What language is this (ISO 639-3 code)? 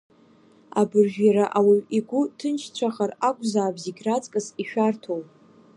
abk